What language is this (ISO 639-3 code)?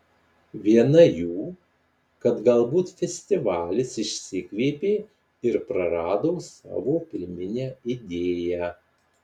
lit